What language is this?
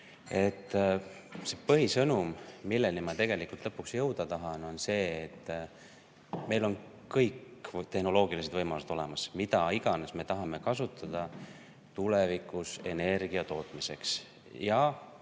Estonian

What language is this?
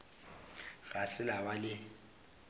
Northern Sotho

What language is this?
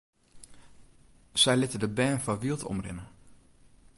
Western Frisian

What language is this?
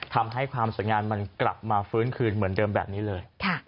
Thai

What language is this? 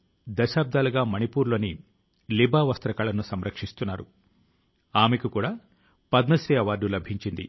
Telugu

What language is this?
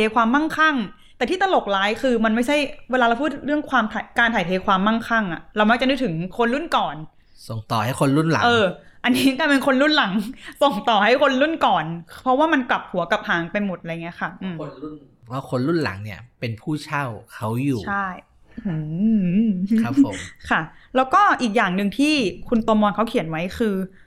Thai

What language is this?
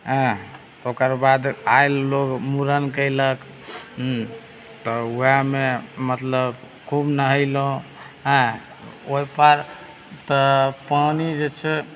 Maithili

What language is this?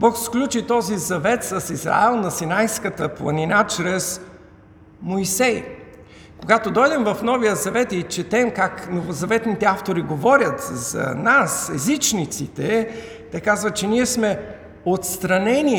Bulgarian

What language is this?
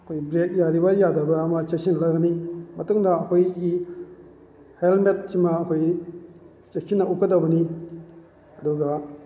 Manipuri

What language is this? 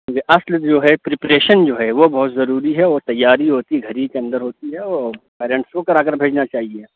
Urdu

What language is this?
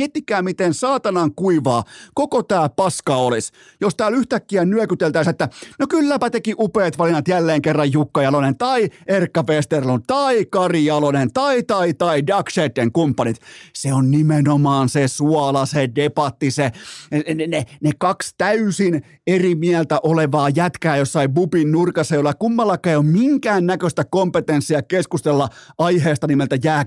Finnish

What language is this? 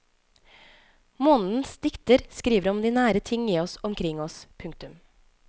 Norwegian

